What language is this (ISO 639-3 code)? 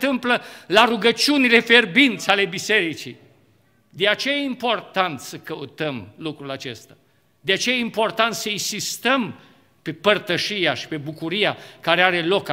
ron